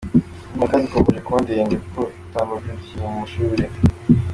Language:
Kinyarwanda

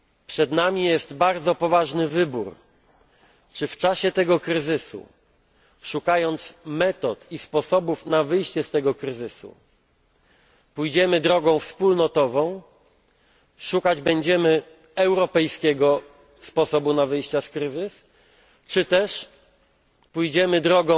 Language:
Polish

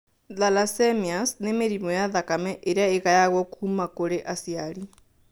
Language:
Kikuyu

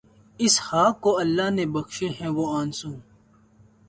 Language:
Urdu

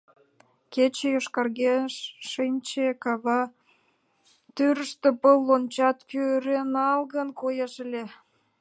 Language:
Mari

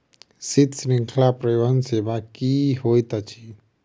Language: Maithili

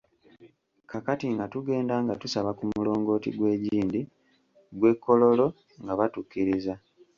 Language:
Ganda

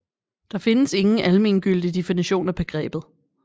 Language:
Danish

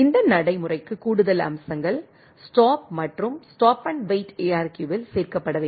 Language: Tamil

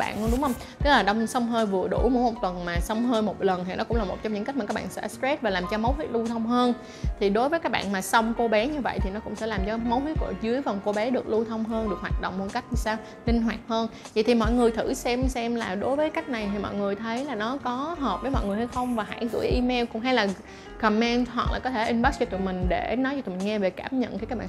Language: Vietnamese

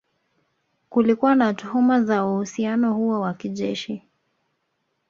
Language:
Swahili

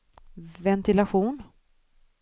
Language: Swedish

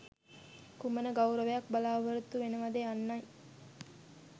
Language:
Sinhala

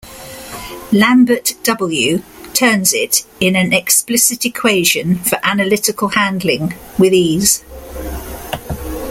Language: English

